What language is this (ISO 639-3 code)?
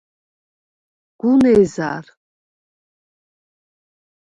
sva